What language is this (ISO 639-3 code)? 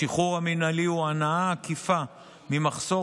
heb